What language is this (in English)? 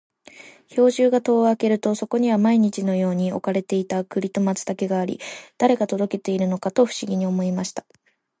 Japanese